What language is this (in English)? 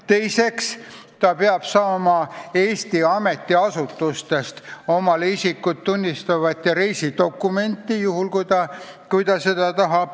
Estonian